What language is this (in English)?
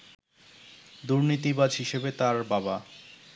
Bangla